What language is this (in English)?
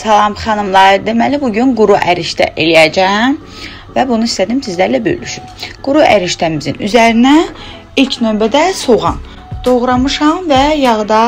Turkish